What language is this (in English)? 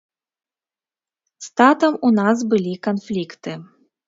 Belarusian